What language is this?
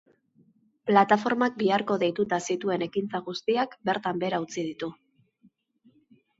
Basque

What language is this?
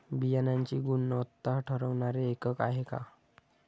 Marathi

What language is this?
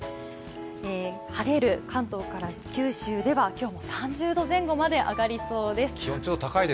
Japanese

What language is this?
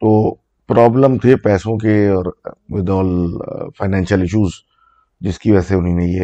Urdu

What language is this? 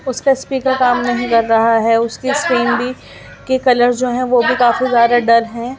Urdu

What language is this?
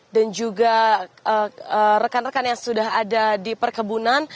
Indonesian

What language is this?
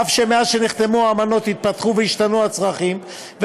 Hebrew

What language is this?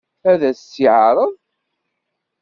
Kabyle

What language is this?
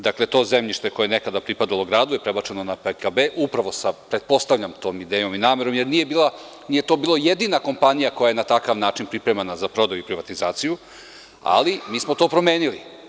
Serbian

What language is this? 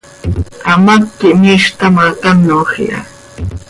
Seri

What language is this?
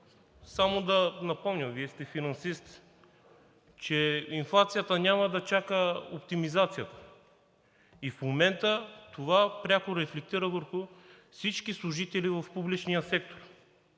Bulgarian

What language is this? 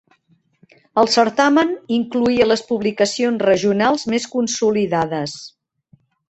Catalan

